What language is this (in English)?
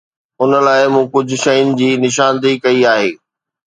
Sindhi